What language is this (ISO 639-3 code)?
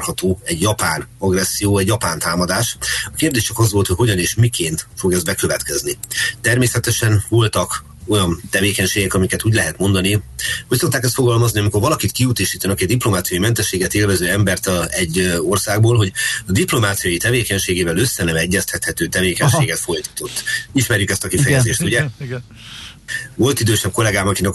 hun